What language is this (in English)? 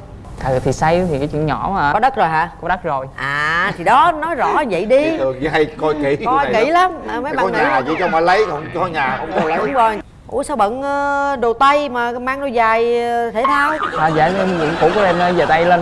Vietnamese